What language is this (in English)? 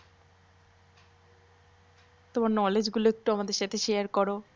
Bangla